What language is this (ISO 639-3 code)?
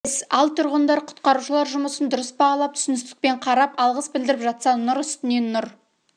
kaz